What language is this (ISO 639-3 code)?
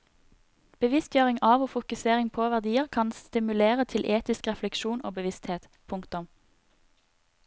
nor